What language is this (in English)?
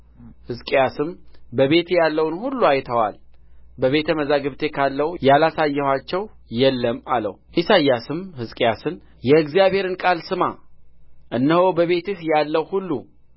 Amharic